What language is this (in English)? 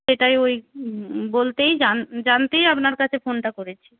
Bangla